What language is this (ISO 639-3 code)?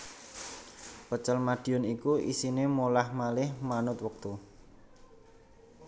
jav